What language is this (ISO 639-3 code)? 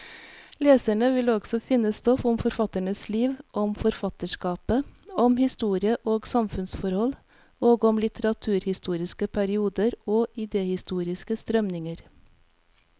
nor